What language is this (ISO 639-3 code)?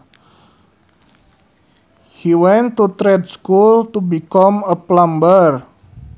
sun